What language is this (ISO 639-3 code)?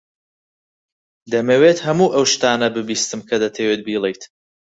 ckb